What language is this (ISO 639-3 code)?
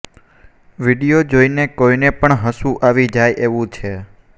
guj